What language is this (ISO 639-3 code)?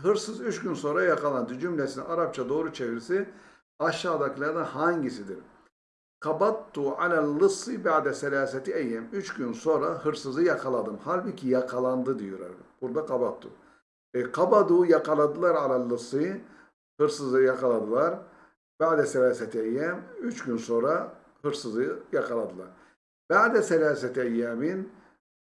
tur